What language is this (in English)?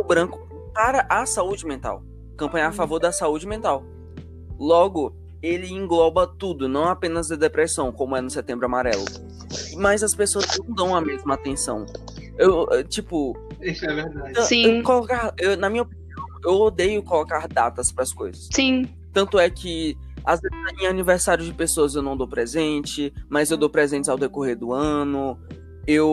Portuguese